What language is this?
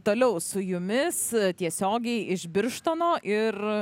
Lithuanian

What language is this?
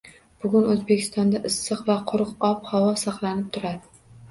Uzbek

